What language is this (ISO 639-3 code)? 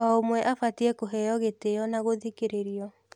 kik